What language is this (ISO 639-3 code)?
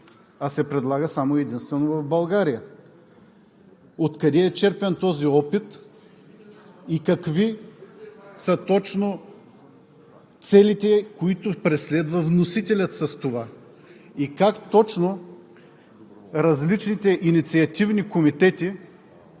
bul